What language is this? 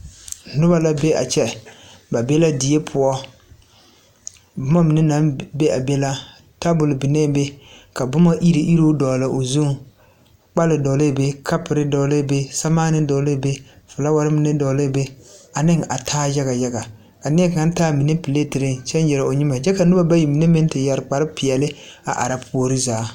Southern Dagaare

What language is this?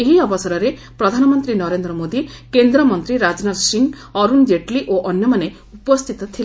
Odia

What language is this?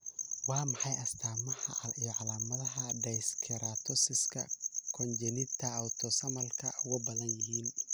Somali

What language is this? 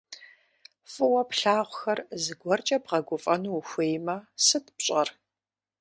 Kabardian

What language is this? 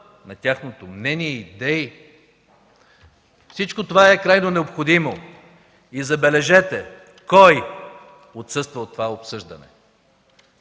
Bulgarian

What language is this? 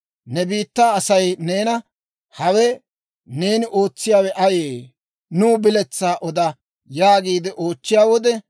Dawro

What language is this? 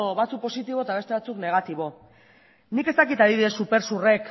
Basque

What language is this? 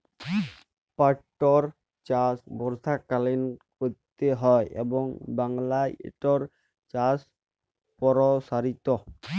Bangla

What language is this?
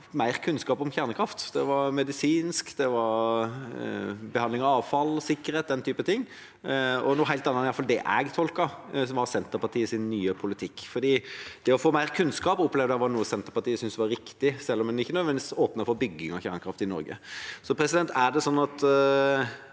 Norwegian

